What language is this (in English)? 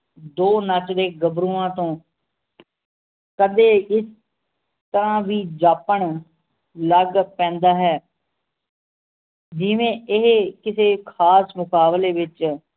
Punjabi